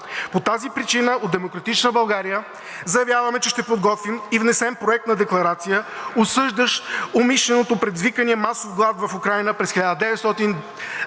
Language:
Bulgarian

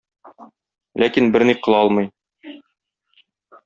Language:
Tatar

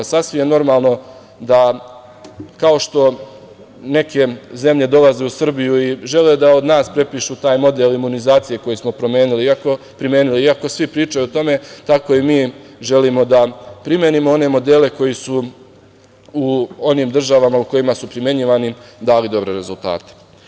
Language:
Serbian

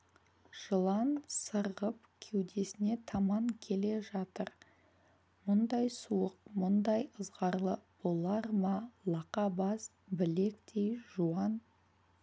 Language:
Kazakh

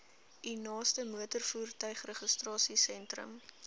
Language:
Afrikaans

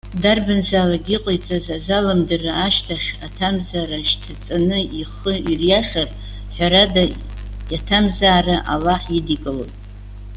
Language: Abkhazian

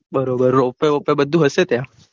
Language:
Gujarati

